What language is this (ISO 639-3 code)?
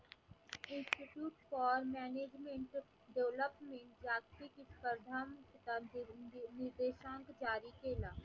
mar